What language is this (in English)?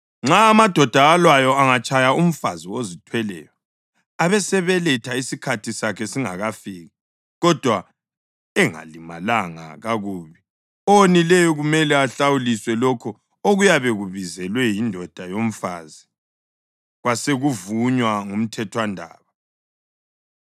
North Ndebele